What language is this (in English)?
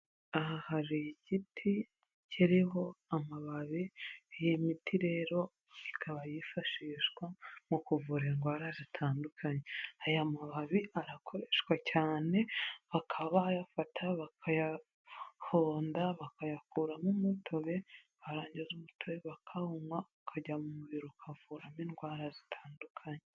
Kinyarwanda